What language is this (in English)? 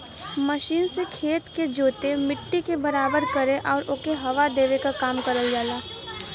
Bhojpuri